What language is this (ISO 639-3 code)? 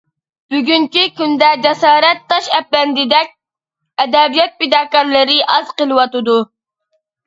uig